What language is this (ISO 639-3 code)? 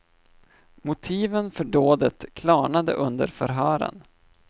swe